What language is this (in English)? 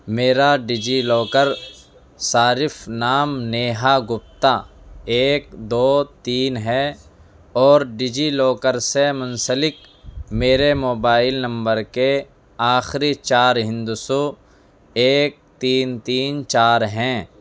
Urdu